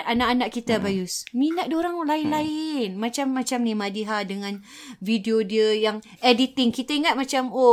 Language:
Malay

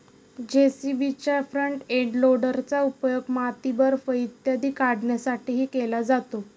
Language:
Marathi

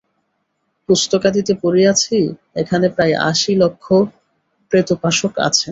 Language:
Bangla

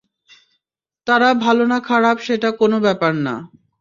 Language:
Bangla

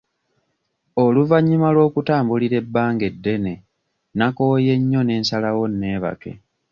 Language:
Ganda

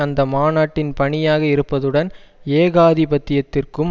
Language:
Tamil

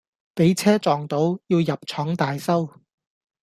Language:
Cantonese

